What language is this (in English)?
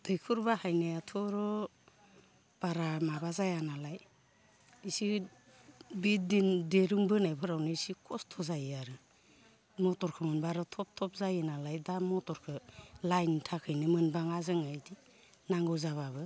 Bodo